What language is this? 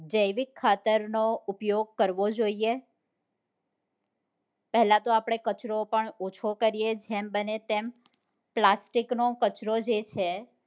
Gujarati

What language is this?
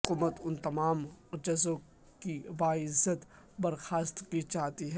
Urdu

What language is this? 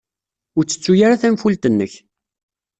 Kabyle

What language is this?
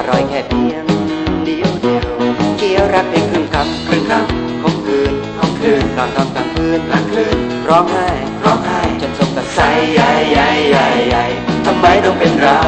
Thai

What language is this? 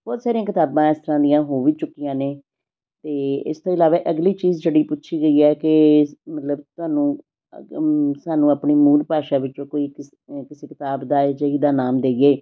Punjabi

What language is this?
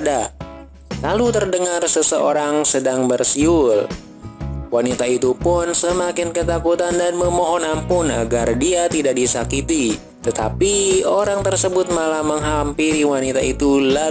Indonesian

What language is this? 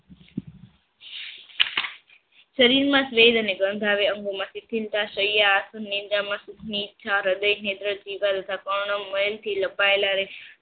Gujarati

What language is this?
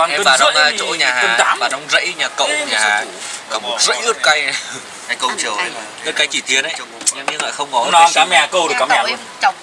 Vietnamese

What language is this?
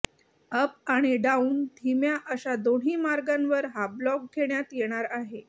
Marathi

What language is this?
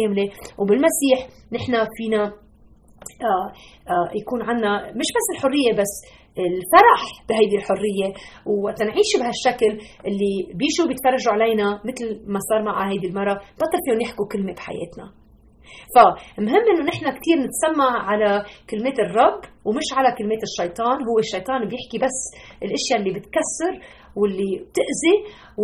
Arabic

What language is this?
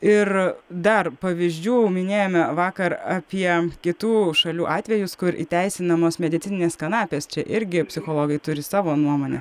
Lithuanian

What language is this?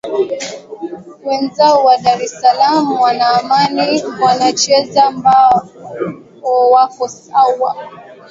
Swahili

